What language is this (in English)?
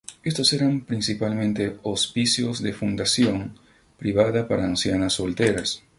Spanish